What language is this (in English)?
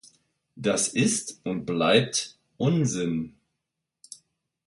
German